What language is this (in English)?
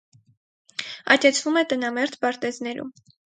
Armenian